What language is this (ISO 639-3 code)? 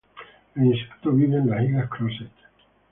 spa